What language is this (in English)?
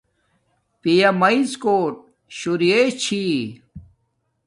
Domaaki